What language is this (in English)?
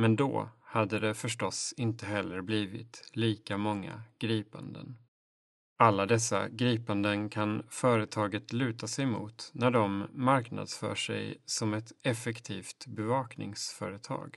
Swedish